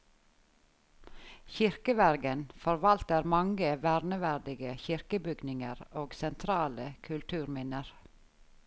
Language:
Norwegian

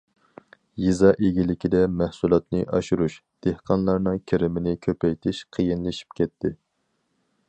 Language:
Uyghur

